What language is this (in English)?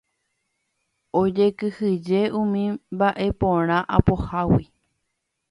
Guarani